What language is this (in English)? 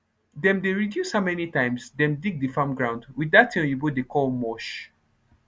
Nigerian Pidgin